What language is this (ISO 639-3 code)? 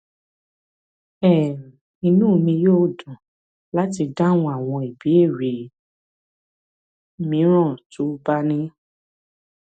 yor